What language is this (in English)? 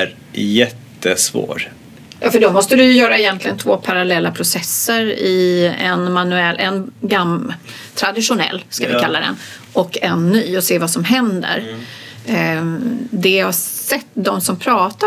Swedish